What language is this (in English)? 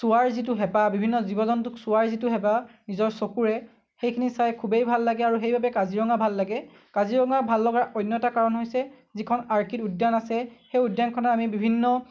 Assamese